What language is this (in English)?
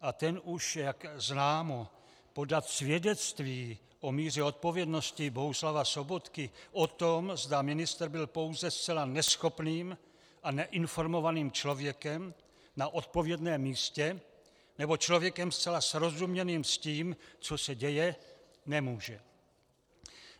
Czech